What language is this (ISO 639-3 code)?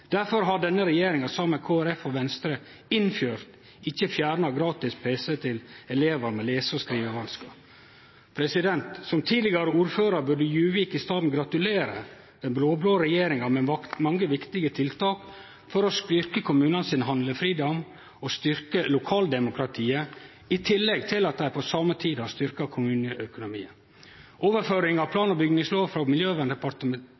nno